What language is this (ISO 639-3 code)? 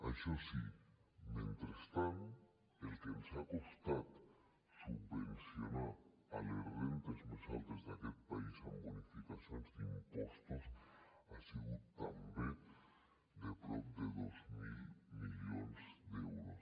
cat